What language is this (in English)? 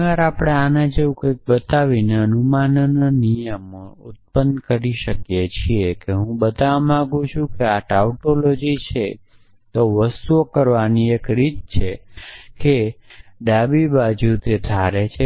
Gujarati